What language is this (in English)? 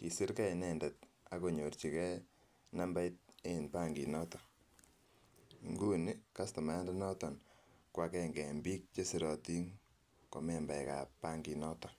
Kalenjin